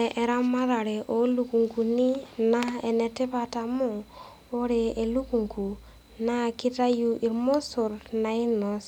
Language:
Masai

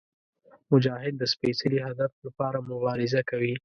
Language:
Pashto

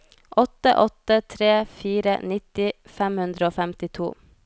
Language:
Norwegian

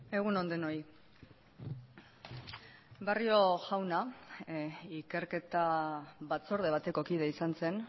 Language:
Basque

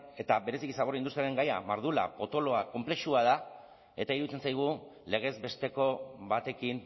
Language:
Basque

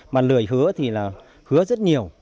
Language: Vietnamese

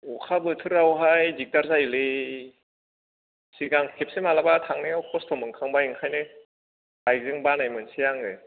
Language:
Bodo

